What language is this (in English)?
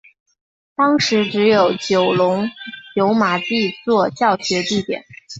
Chinese